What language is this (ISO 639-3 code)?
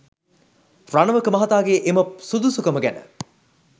sin